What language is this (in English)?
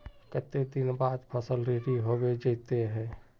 Magahi